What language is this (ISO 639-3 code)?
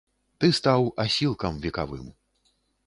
bel